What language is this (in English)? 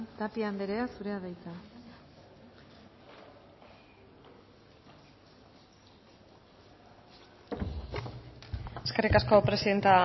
Basque